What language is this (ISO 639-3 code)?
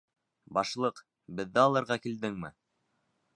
bak